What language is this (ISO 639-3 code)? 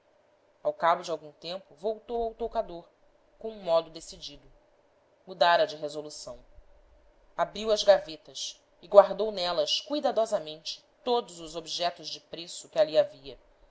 por